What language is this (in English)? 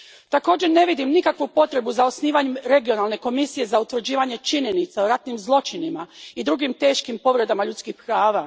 Croatian